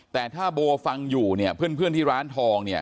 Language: Thai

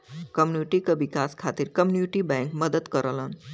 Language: Bhojpuri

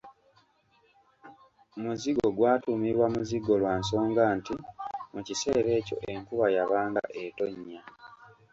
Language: Ganda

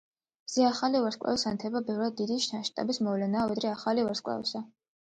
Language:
Georgian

